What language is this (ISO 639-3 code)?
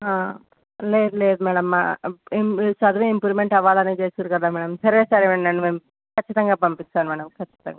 tel